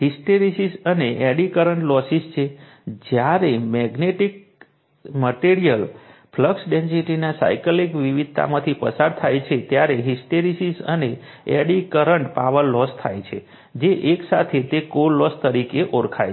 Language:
Gujarati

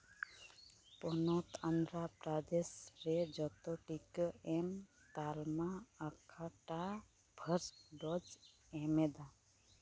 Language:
Santali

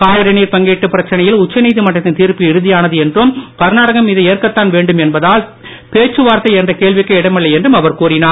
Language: Tamil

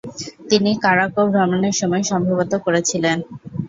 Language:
Bangla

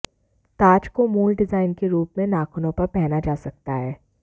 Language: Hindi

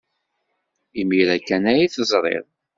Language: Kabyle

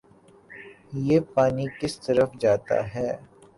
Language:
Urdu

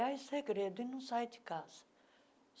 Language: Portuguese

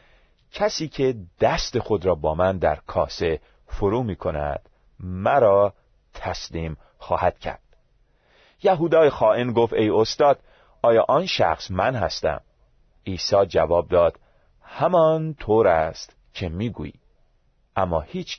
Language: Persian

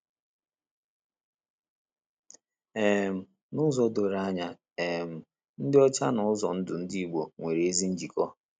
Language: Igbo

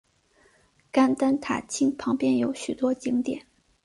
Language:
Chinese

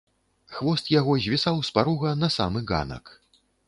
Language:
Belarusian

